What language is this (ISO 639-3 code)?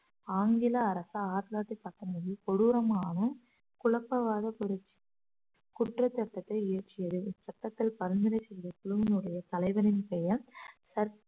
tam